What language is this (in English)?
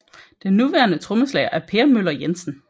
Danish